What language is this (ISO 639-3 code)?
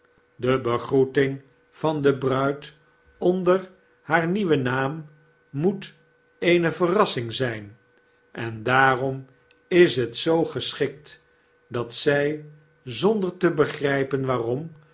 nld